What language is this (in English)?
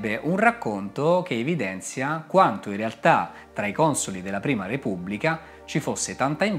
Italian